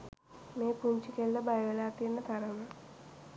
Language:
Sinhala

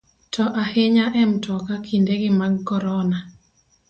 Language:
Luo (Kenya and Tanzania)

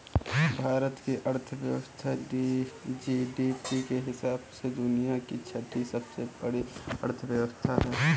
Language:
Hindi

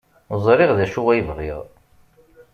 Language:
Kabyle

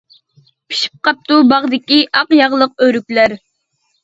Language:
Uyghur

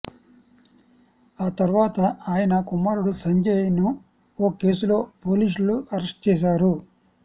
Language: Telugu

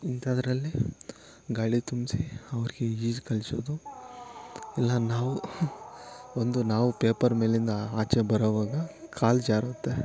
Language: Kannada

